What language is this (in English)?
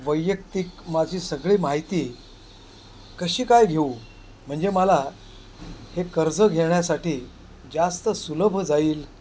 Marathi